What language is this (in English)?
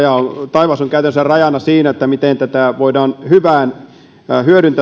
Finnish